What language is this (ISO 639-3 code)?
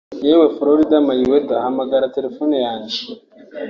kin